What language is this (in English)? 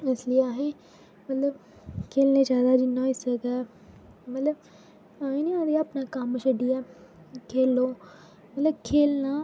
Dogri